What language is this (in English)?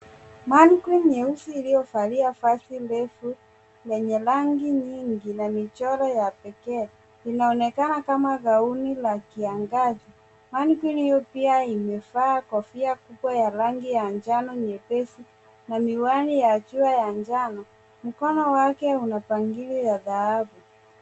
Swahili